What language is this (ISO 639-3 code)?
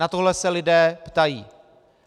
ces